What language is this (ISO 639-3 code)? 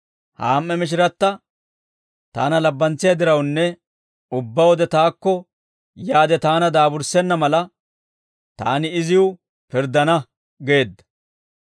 dwr